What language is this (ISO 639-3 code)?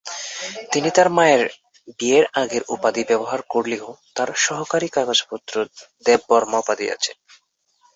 ben